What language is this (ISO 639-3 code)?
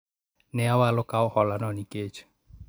luo